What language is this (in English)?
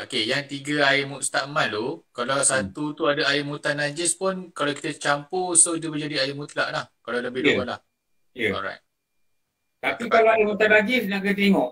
Malay